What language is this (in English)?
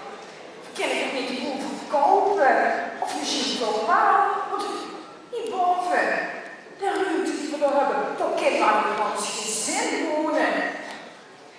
Dutch